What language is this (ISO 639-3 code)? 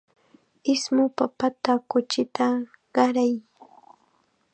qxa